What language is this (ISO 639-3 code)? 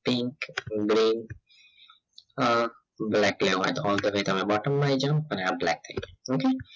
guj